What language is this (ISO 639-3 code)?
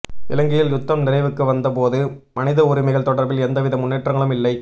tam